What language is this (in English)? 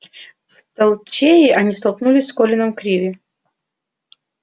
Russian